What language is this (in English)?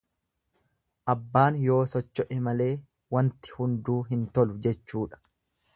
Oromo